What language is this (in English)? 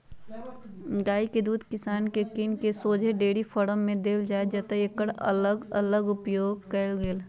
Magahi